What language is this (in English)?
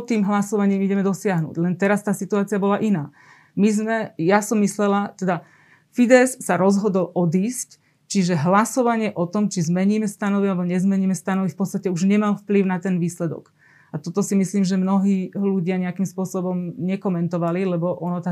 Slovak